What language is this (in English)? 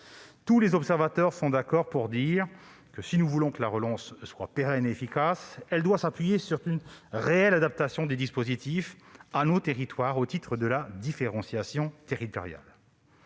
French